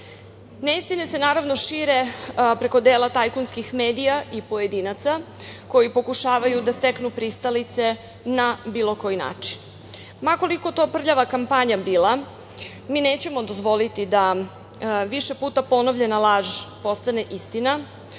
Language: Serbian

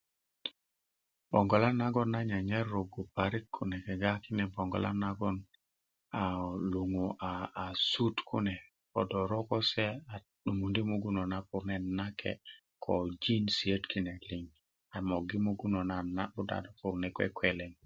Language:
Kuku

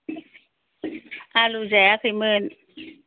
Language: Bodo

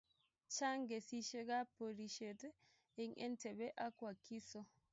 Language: Kalenjin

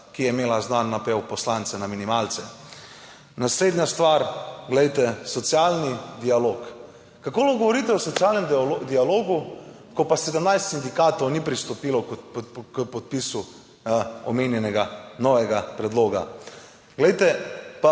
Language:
Slovenian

